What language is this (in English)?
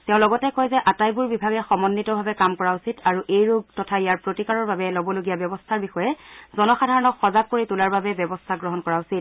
Assamese